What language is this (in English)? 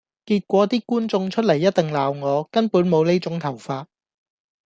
Cantonese